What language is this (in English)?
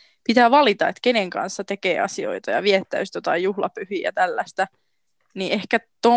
Finnish